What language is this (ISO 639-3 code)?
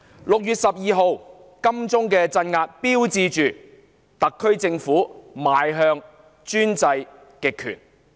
yue